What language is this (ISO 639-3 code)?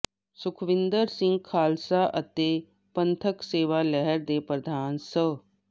pan